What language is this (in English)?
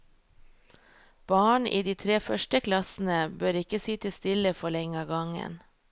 Norwegian